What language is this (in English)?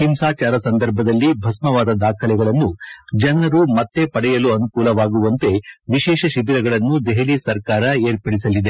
Kannada